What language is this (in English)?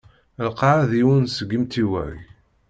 Kabyle